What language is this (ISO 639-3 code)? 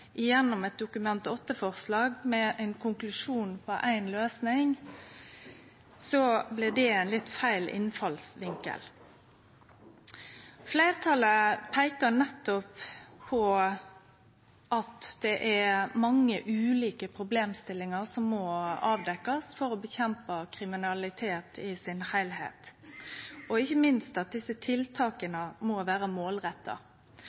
nno